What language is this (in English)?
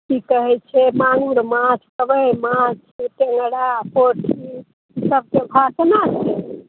Maithili